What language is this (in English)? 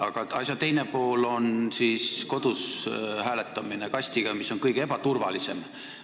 Estonian